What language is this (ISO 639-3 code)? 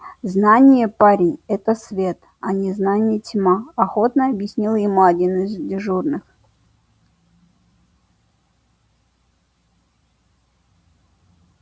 rus